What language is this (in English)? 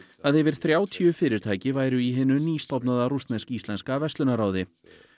Icelandic